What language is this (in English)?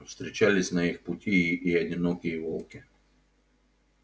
Russian